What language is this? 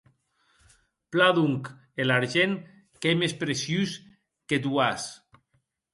Occitan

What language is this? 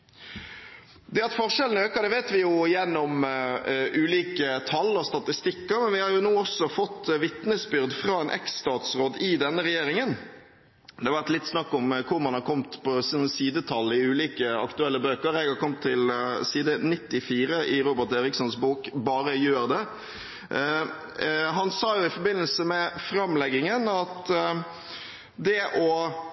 Norwegian Bokmål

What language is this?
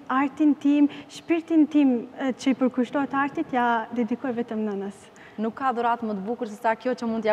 Romanian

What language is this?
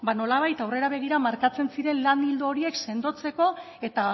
Basque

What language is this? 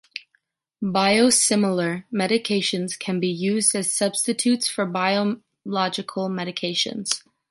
English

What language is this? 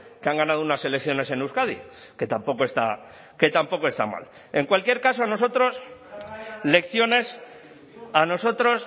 Spanish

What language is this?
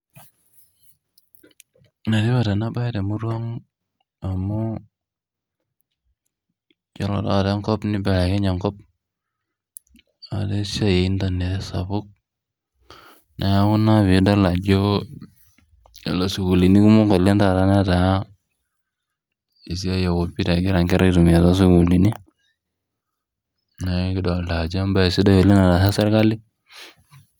Masai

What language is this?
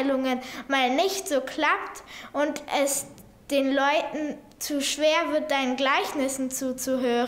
German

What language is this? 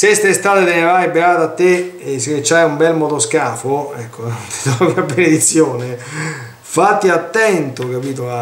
Italian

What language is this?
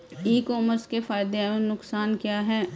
Hindi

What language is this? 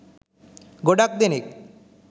Sinhala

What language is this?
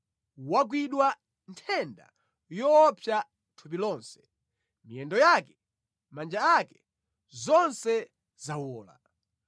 Nyanja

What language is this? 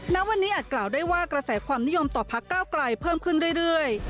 Thai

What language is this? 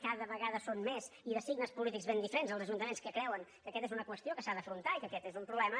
Catalan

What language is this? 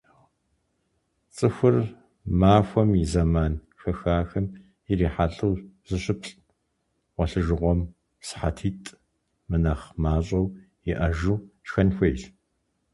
Kabardian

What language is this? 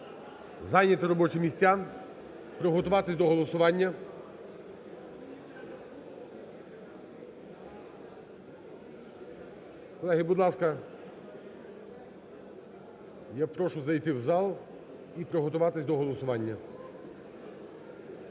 Ukrainian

